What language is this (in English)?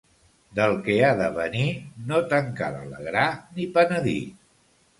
Catalan